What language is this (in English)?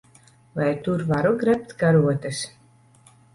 Latvian